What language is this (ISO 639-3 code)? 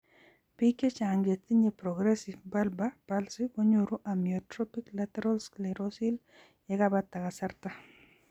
kln